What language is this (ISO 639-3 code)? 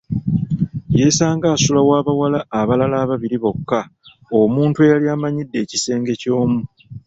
lug